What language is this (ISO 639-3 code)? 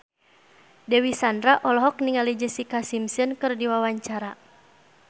sun